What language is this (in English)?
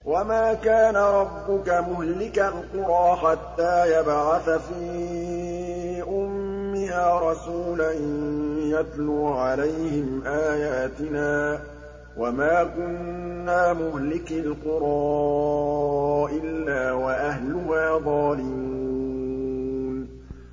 Arabic